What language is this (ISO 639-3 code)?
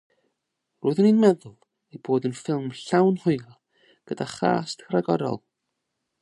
cym